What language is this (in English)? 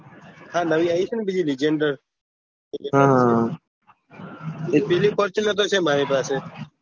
Gujarati